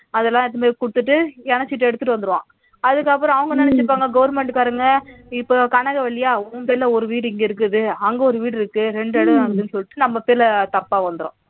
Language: Tamil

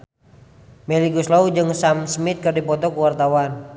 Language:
Sundanese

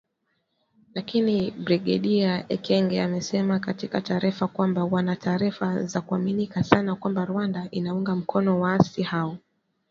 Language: Swahili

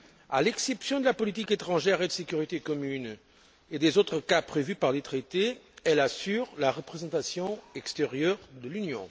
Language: French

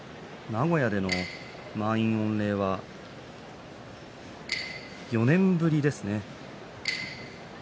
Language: Japanese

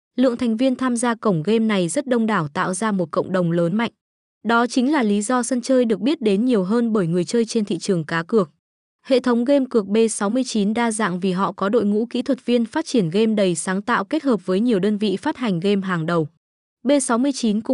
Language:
Vietnamese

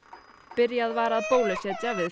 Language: Icelandic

